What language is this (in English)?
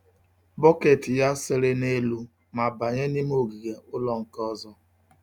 Igbo